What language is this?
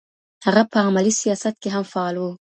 Pashto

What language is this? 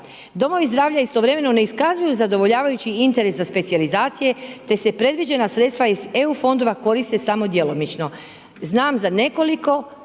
Croatian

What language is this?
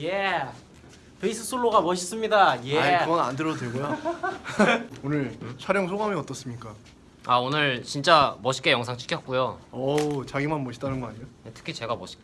Korean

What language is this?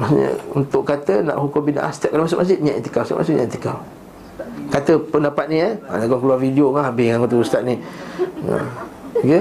Malay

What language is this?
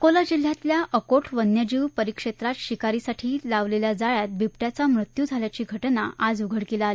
Marathi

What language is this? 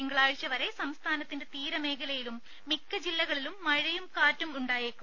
Malayalam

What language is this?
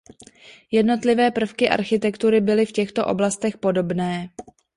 Czech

